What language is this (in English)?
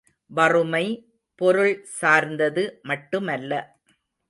Tamil